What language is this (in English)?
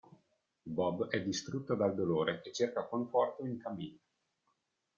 Italian